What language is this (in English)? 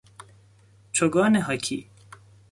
Persian